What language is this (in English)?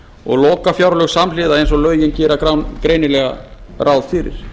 Icelandic